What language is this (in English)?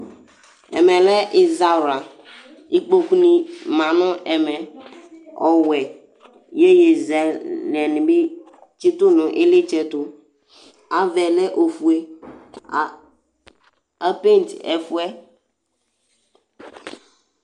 Ikposo